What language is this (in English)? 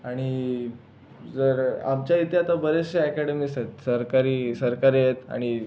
Marathi